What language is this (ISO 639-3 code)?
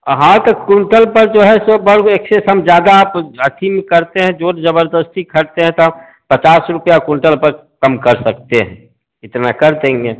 hin